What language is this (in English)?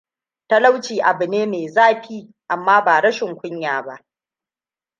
Hausa